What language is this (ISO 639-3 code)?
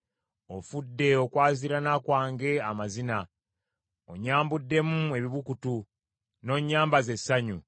lug